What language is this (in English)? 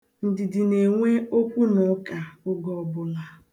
Igbo